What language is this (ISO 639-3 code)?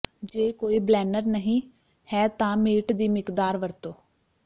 pan